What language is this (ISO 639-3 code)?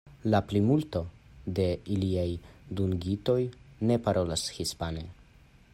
epo